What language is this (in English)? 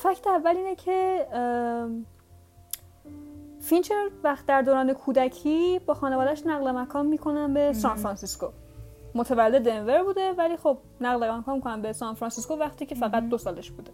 Persian